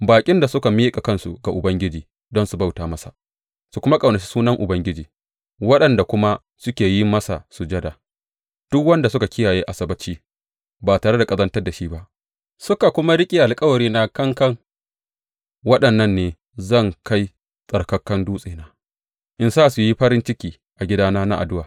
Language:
Hausa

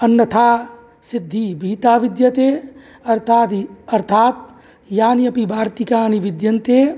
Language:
Sanskrit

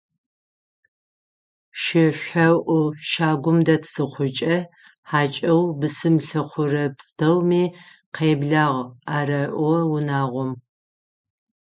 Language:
Adyghe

